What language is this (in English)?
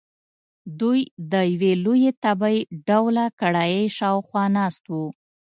Pashto